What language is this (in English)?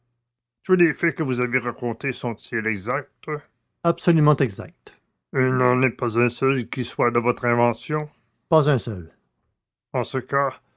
French